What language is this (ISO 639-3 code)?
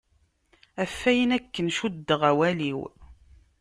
kab